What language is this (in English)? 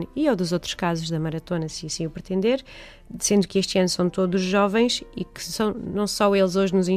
Portuguese